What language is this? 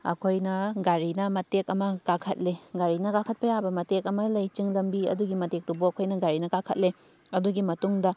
Manipuri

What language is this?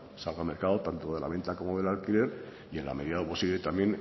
Spanish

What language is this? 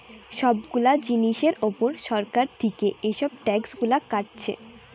Bangla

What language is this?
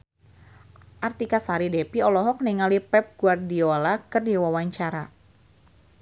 Sundanese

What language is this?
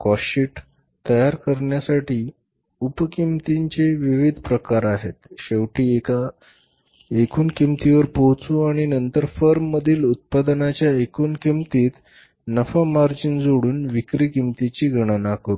Marathi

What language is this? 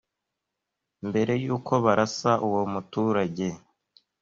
Kinyarwanda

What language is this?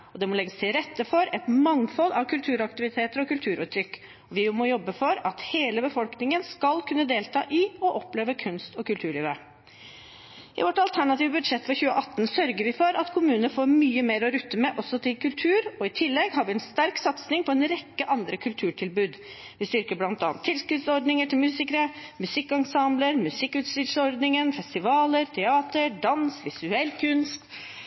Norwegian Bokmål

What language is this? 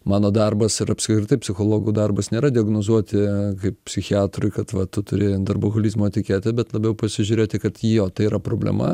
Lithuanian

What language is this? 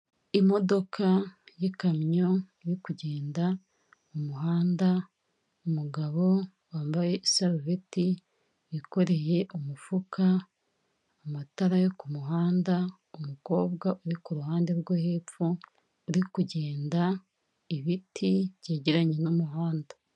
Kinyarwanda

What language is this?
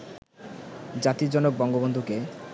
Bangla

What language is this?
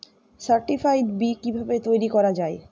Bangla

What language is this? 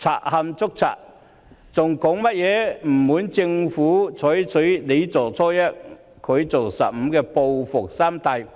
Cantonese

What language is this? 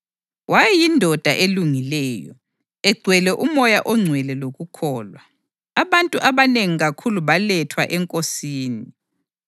North Ndebele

